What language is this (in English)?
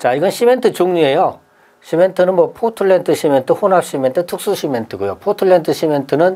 Korean